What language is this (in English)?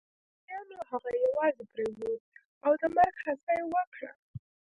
Pashto